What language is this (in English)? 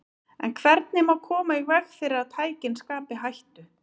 Icelandic